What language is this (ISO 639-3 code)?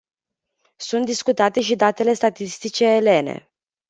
ron